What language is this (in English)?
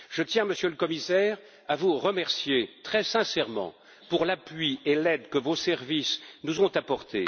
French